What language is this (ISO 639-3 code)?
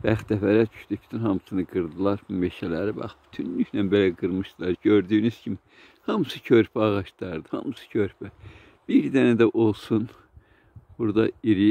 tur